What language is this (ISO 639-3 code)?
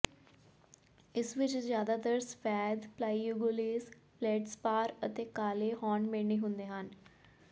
pan